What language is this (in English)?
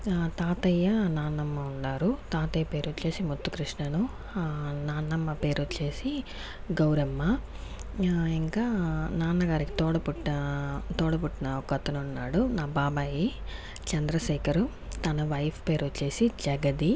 Telugu